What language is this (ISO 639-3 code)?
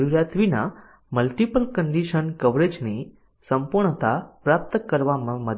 guj